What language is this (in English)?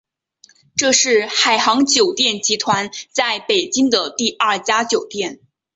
Chinese